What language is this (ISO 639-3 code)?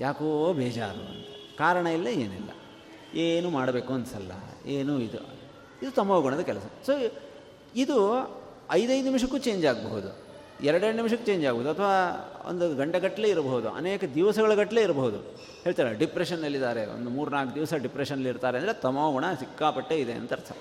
kan